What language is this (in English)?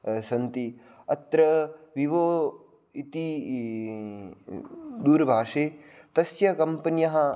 Sanskrit